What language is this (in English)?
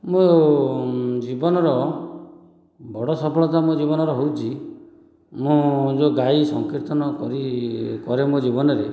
Odia